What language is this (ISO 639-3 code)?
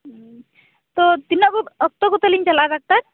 sat